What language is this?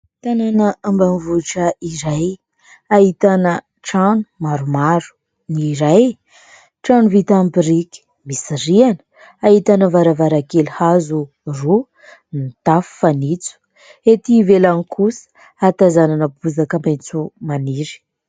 Malagasy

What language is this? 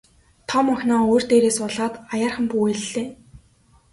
Mongolian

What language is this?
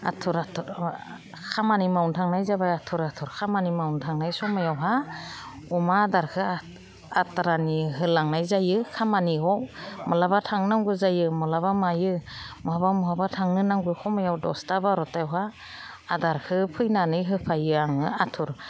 Bodo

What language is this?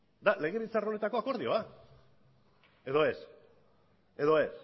Basque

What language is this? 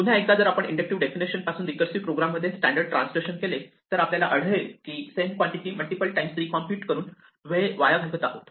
Marathi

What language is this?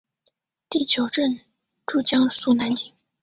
Chinese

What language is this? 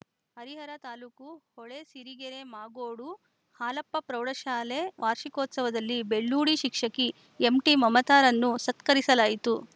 Kannada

